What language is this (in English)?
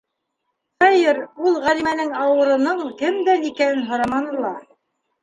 Bashkir